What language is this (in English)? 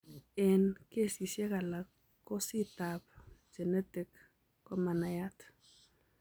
Kalenjin